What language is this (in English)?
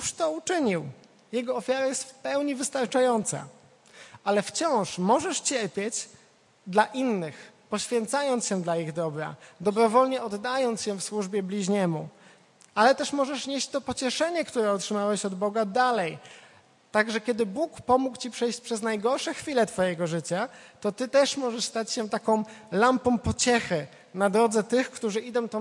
Polish